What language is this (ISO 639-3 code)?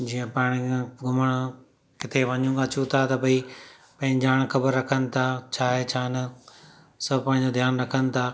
snd